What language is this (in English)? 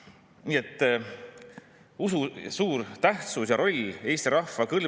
Estonian